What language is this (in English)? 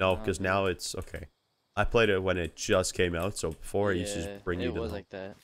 English